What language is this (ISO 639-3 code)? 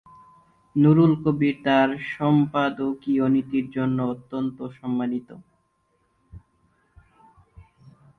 ben